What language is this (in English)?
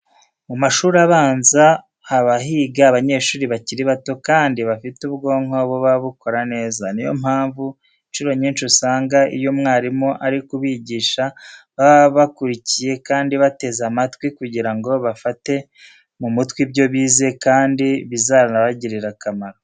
Kinyarwanda